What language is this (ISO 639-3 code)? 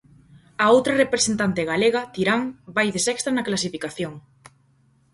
glg